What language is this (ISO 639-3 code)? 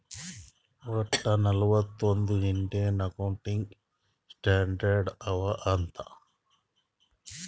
kan